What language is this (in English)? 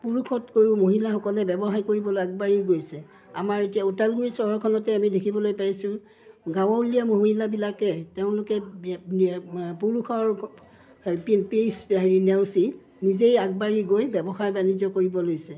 Assamese